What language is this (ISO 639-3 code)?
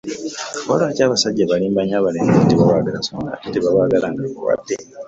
lug